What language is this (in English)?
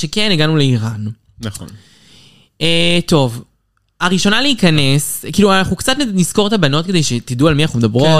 Hebrew